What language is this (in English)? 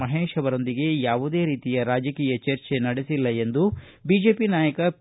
Kannada